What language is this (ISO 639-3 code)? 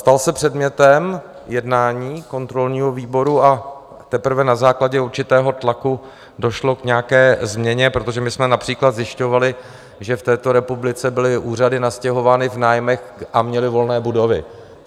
ces